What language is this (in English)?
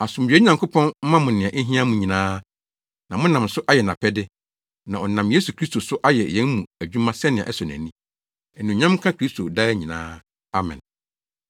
Akan